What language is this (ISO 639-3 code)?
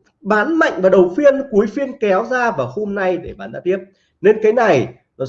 vie